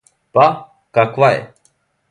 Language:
Serbian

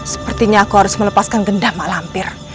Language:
Indonesian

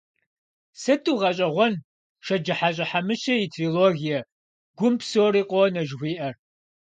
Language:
Kabardian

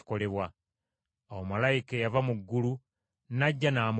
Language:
Ganda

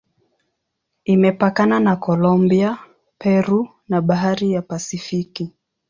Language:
Swahili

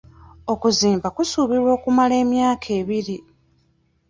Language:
Ganda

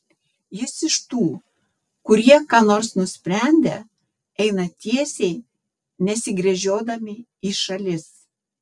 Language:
Lithuanian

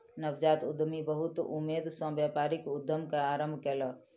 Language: Maithili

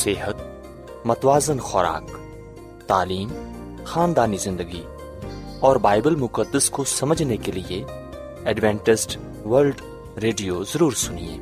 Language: Urdu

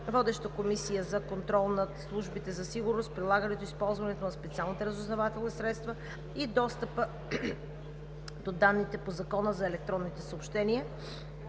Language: Bulgarian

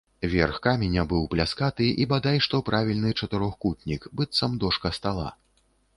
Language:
Belarusian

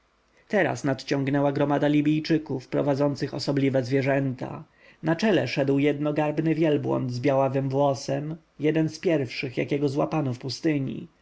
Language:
Polish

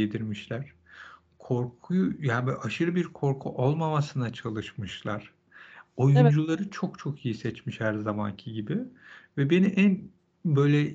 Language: Turkish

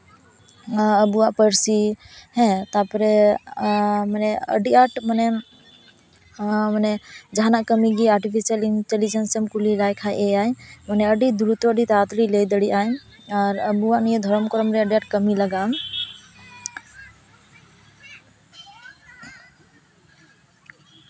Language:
Santali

